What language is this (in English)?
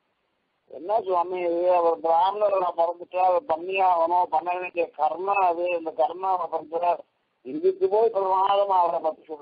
Arabic